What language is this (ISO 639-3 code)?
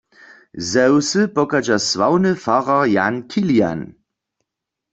hsb